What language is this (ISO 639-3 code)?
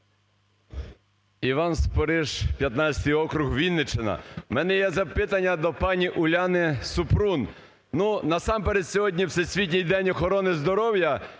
ukr